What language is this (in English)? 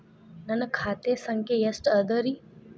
Kannada